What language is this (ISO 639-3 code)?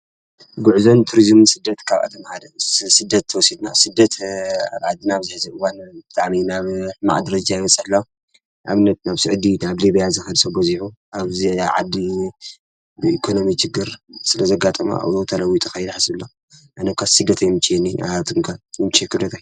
tir